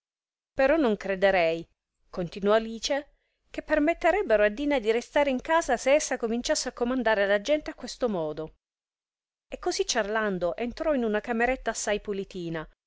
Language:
Italian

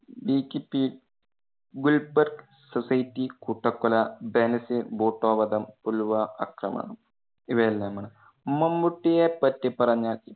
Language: Malayalam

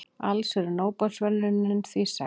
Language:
Icelandic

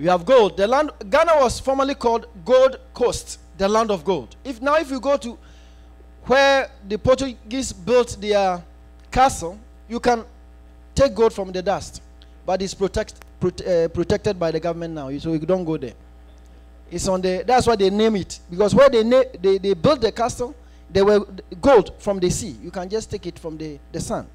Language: English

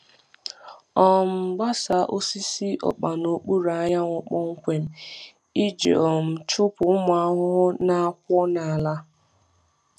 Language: Igbo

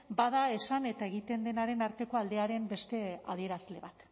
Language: Basque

